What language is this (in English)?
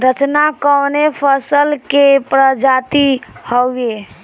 Bhojpuri